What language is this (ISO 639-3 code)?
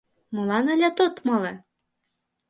chm